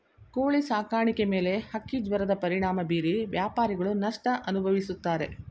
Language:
Kannada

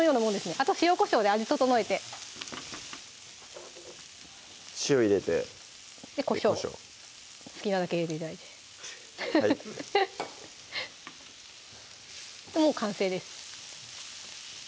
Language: Japanese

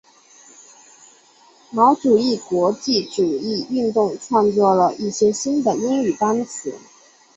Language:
Chinese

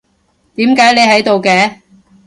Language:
Cantonese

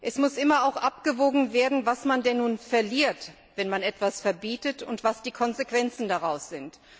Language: German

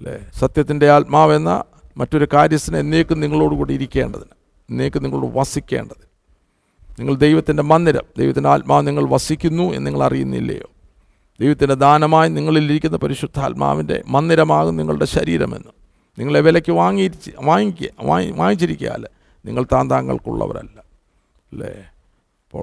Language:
Malayalam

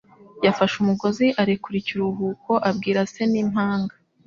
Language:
Kinyarwanda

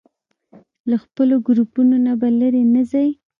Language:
Pashto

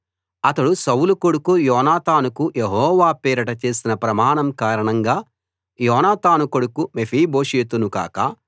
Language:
Telugu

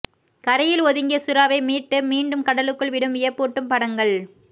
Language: Tamil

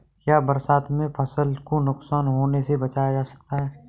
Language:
Hindi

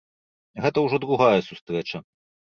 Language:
Belarusian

